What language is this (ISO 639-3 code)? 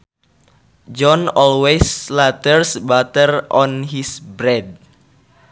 sun